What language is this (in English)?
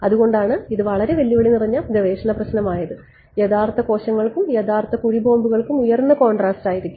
Malayalam